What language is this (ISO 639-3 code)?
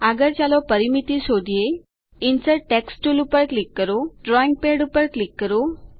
guj